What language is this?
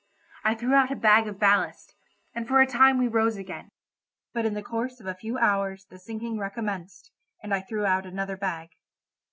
English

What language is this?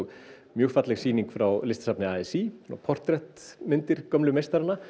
Icelandic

